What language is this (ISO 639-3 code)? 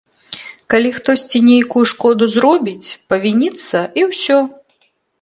bel